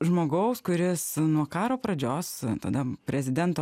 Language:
Lithuanian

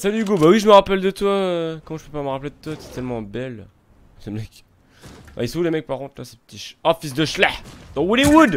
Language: French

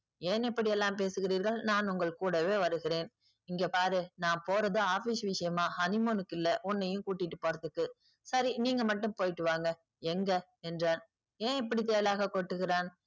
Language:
Tamil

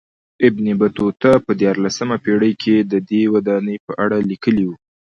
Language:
Pashto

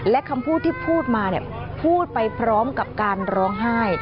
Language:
Thai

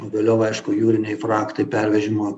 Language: Lithuanian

